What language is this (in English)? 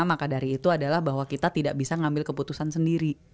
Indonesian